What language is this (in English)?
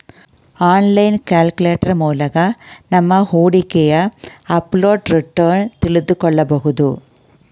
Kannada